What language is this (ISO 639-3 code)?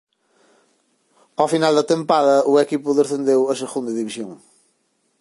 glg